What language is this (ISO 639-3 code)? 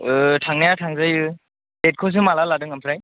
brx